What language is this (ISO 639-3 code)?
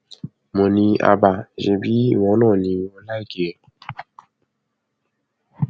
yor